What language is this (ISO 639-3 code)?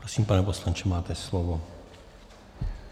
ces